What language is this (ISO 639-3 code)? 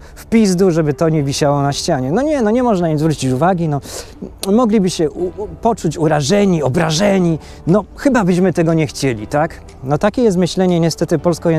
pol